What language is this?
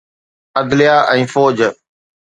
Sindhi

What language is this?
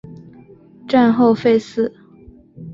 Chinese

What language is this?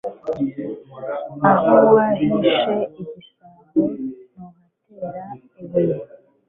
Kinyarwanda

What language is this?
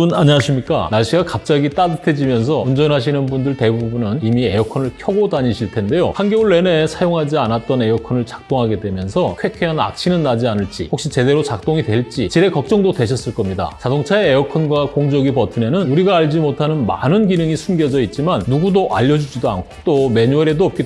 Korean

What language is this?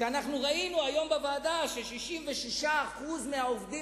Hebrew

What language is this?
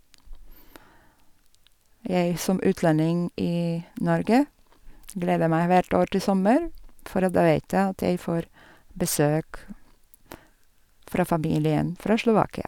Norwegian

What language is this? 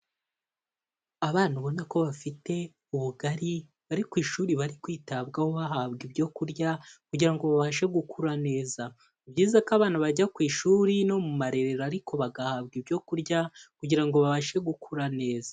Kinyarwanda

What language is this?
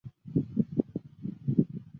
Chinese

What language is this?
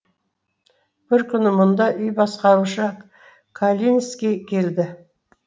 Kazakh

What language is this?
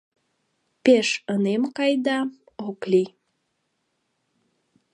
Mari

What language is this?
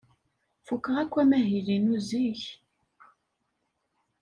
Kabyle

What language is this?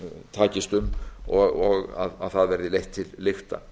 Icelandic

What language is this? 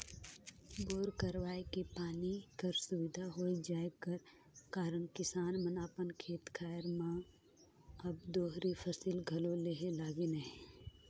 Chhattisgarhi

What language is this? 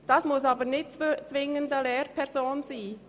Swiss German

